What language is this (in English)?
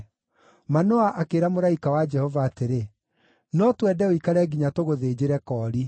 Kikuyu